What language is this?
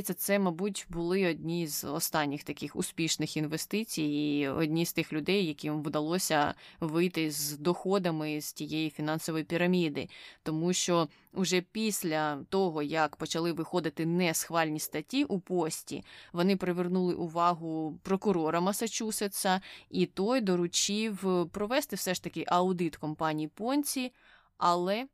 Ukrainian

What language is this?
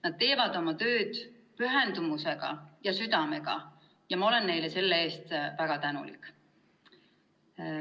Estonian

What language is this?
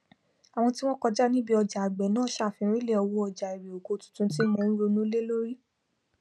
Yoruba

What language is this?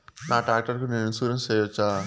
Telugu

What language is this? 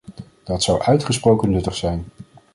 Dutch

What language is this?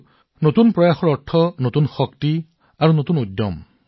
Assamese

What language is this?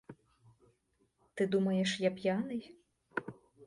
Ukrainian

